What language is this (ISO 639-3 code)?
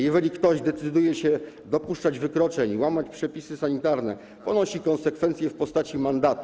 pol